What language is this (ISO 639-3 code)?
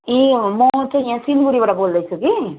nep